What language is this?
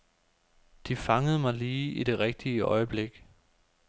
Danish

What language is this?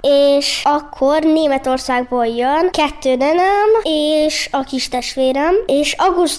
Hungarian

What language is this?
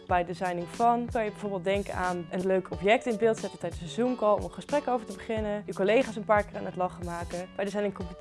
Dutch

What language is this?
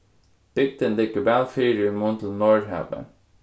Faroese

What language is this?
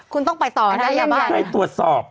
Thai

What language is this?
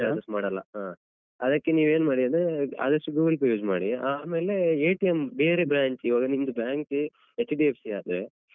Kannada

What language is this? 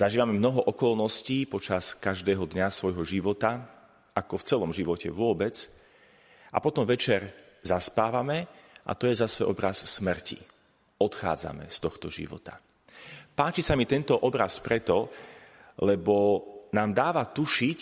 Slovak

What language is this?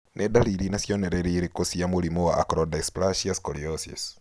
Kikuyu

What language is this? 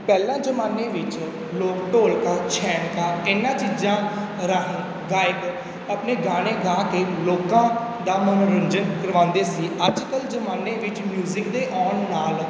Punjabi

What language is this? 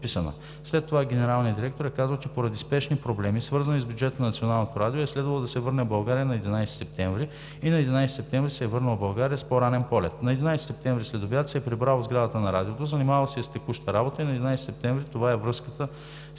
Bulgarian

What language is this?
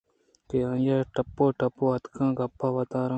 Eastern Balochi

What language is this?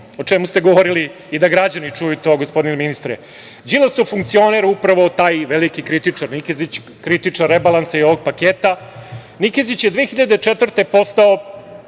Serbian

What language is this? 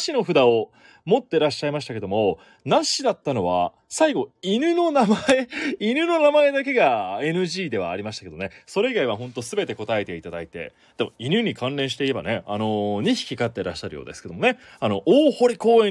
Japanese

